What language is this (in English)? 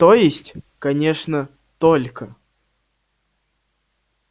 Russian